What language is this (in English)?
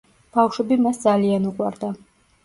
Georgian